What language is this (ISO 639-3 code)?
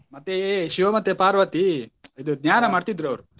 kan